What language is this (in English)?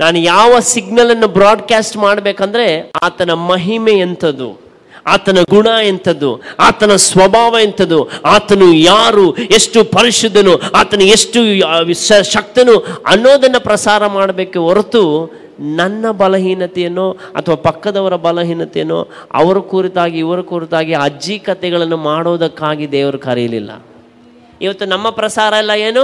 Kannada